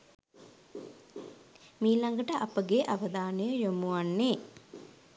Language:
Sinhala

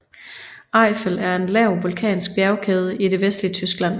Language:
Danish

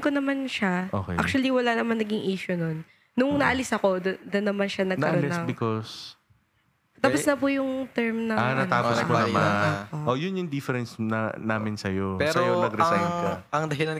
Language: Filipino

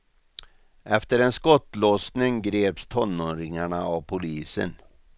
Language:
Swedish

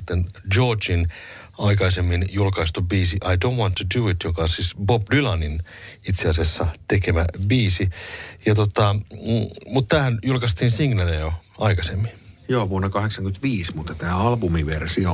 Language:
Finnish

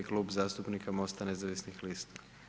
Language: Croatian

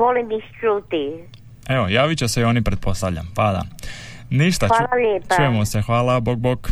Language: Croatian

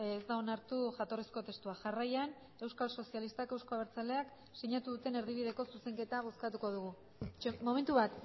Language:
Basque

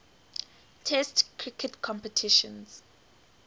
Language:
English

